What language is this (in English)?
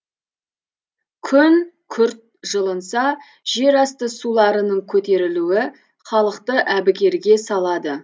Kazakh